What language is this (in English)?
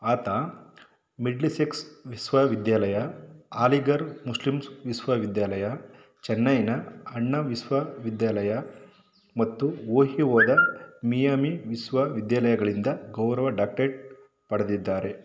Kannada